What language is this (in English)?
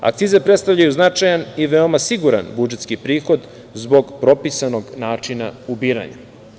Serbian